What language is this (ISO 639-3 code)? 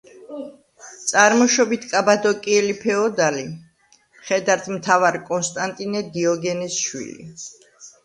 kat